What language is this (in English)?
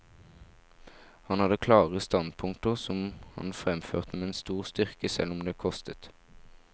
Norwegian